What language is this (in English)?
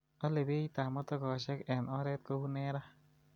Kalenjin